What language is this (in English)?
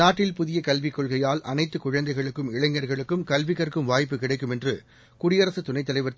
Tamil